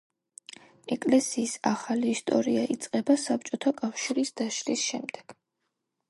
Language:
Georgian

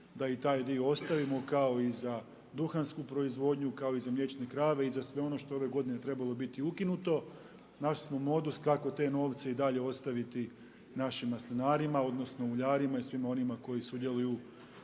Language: Croatian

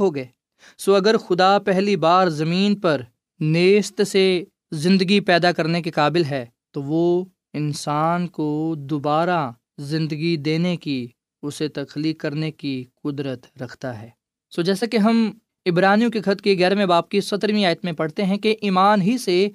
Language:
Urdu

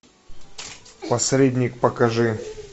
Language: Russian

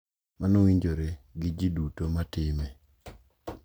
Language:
Luo (Kenya and Tanzania)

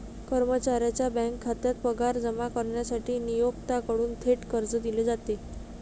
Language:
Marathi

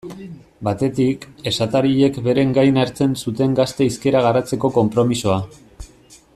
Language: Basque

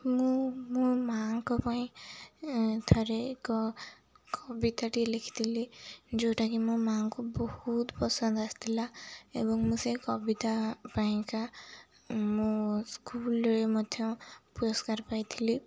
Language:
Odia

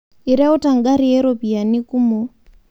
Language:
Masai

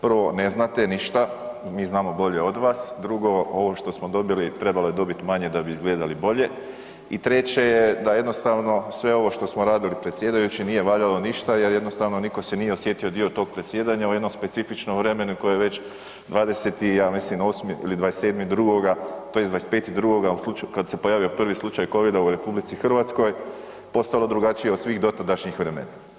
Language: Croatian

